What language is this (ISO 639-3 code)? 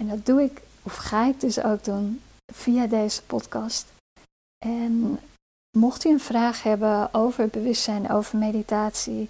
nld